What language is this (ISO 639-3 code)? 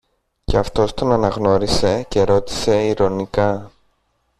ell